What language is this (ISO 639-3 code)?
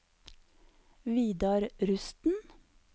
nor